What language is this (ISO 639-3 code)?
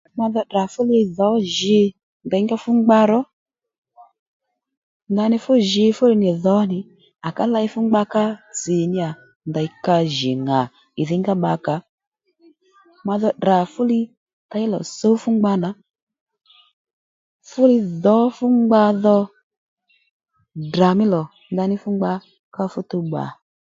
led